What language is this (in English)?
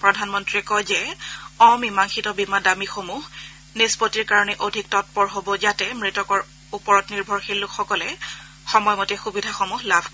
Assamese